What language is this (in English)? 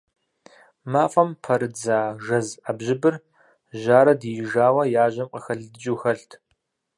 Kabardian